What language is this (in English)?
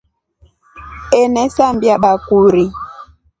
Rombo